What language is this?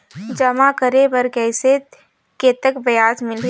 Chhattisgarhi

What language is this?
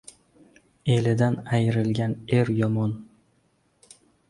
Uzbek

